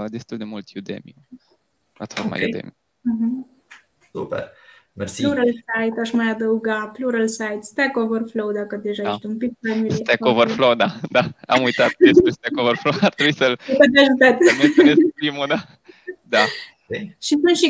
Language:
Romanian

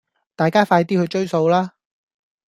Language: Cantonese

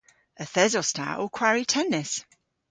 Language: Cornish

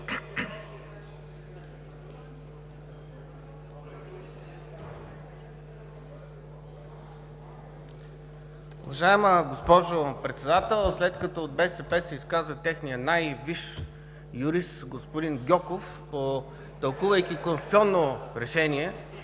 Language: Bulgarian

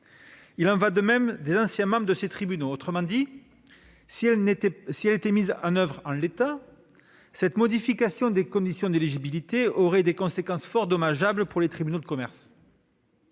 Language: French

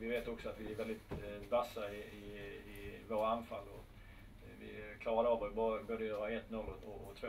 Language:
Swedish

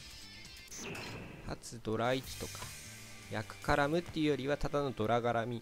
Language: Japanese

